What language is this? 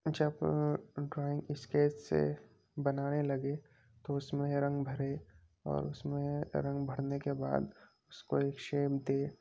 Urdu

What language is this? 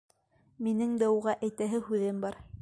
Bashkir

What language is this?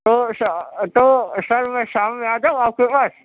Urdu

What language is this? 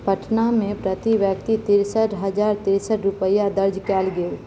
Maithili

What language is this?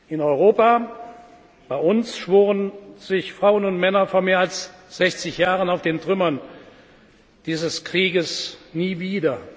German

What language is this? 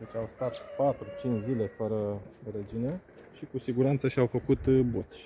Romanian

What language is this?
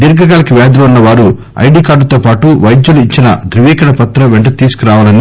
Telugu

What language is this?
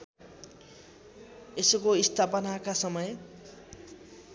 Nepali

